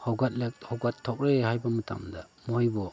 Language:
Manipuri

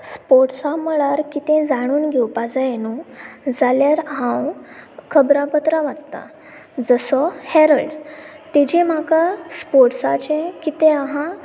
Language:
Konkani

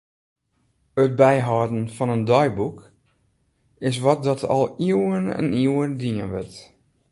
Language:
Western Frisian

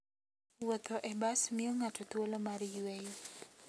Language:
Luo (Kenya and Tanzania)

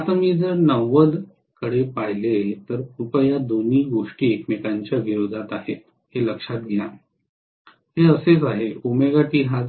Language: Marathi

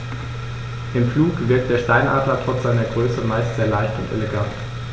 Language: German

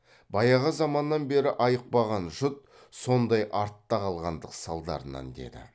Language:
Kazakh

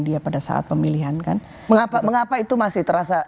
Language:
Indonesian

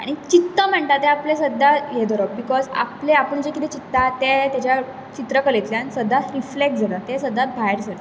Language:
Konkani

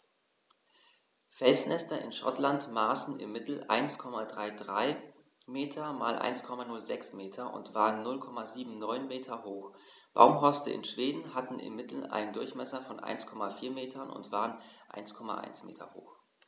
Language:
German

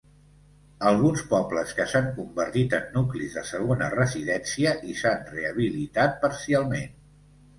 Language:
Catalan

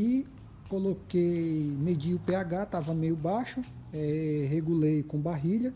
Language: Portuguese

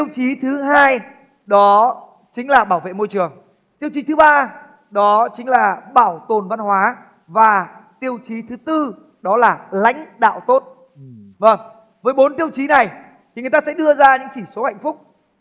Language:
Vietnamese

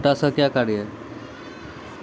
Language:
Maithili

